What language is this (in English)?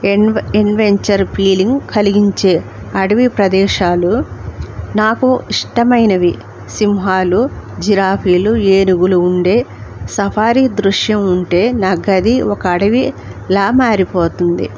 Telugu